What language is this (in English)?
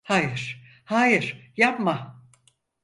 Turkish